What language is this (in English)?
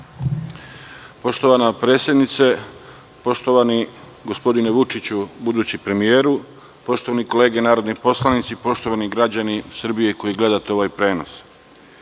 Serbian